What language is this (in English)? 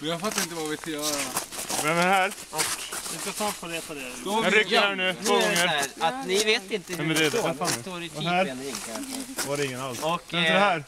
Swedish